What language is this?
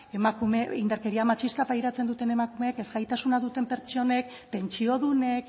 Basque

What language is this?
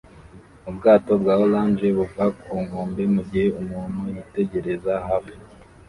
Kinyarwanda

